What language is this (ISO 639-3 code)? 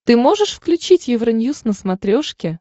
rus